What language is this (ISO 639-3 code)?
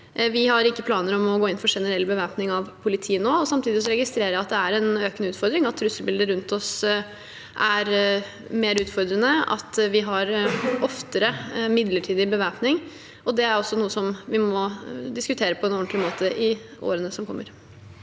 nor